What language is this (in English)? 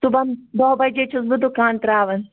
Kashmiri